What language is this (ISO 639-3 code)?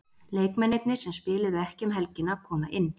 isl